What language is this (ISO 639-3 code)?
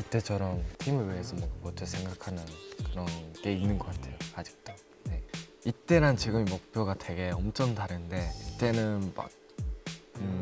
kor